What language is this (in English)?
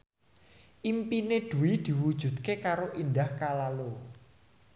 Javanese